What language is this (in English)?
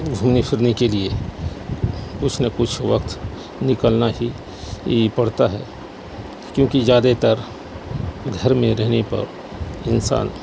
Urdu